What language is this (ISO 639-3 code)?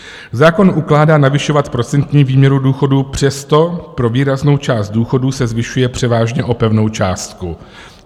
ces